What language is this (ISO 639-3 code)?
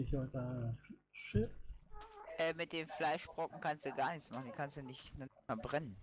deu